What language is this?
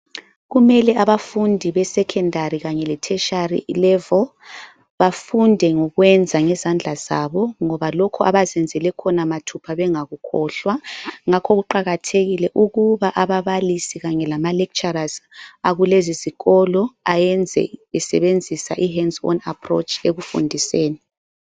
North Ndebele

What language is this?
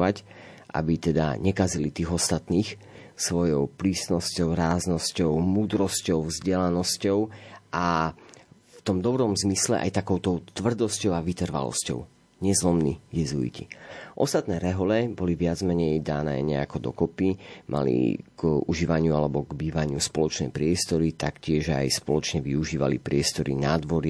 Slovak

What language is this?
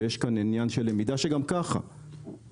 Hebrew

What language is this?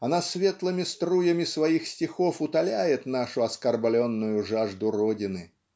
Russian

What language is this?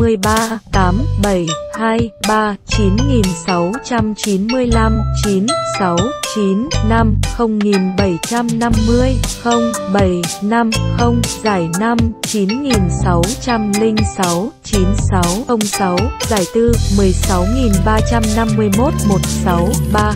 Vietnamese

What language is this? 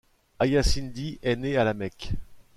French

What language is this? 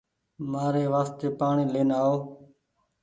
Goaria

